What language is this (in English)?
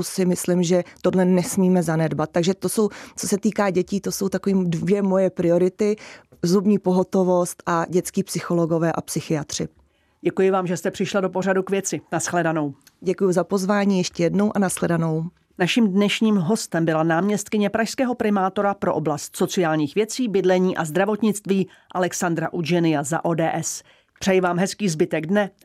Czech